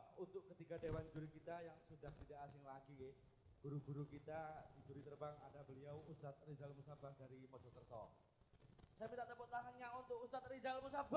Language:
Indonesian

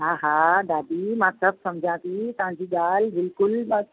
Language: Sindhi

